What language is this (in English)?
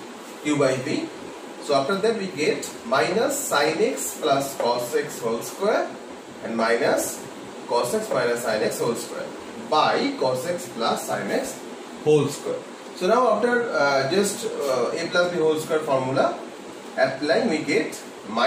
English